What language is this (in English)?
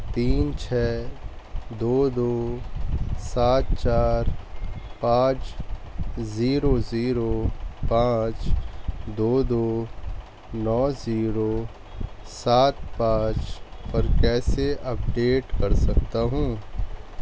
Urdu